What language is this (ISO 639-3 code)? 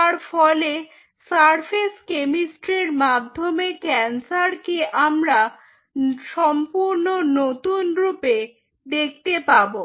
ben